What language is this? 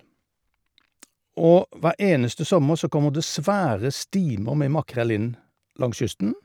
Norwegian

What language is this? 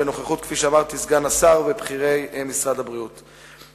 Hebrew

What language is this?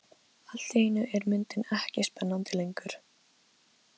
Icelandic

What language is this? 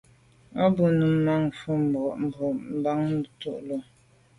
Medumba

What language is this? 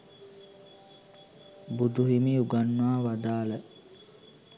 Sinhala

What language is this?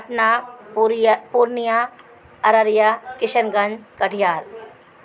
Urdu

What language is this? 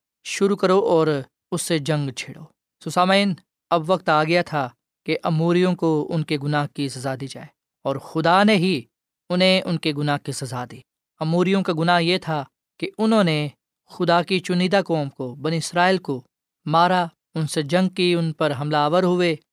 Urdu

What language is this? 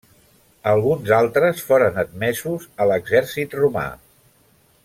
Catalan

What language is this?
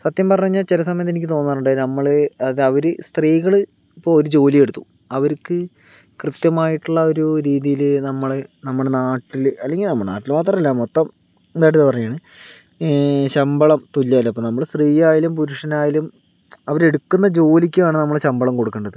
Malayalam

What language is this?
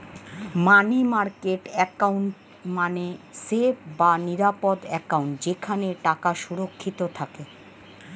Bangla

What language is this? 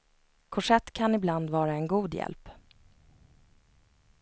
Swedish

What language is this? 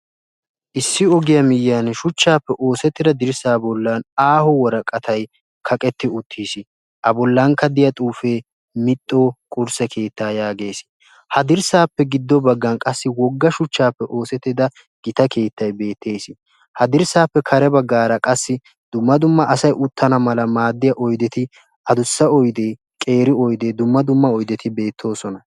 Wolaytta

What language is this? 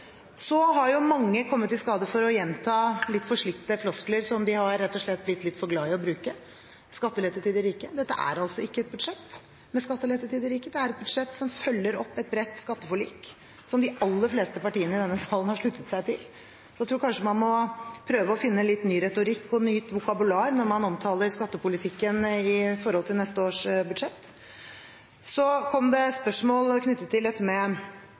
Norwegian Bokmål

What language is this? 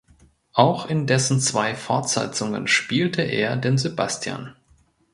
German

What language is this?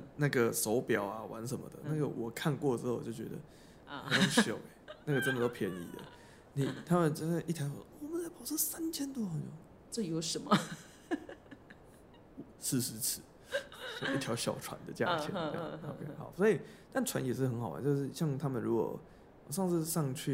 Chinese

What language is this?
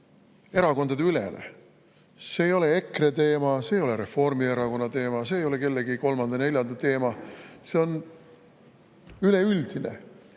Estonian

